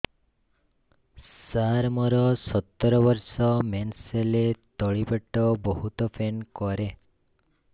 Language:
Odia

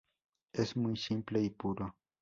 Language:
Spanish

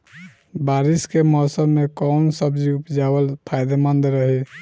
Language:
Bhojpuri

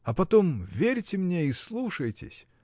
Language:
Russian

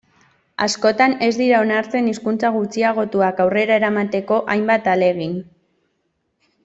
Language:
Basque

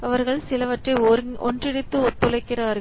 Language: Tamil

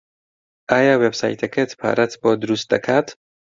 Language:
Central Kurdish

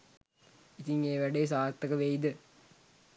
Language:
Sinhala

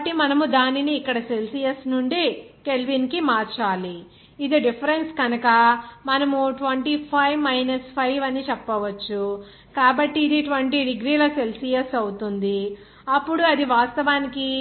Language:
Telugu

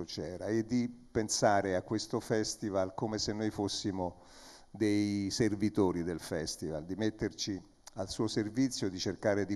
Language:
Italian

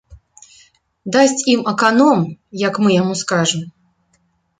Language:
Belarusian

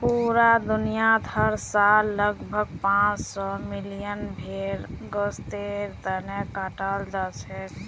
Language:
Magahi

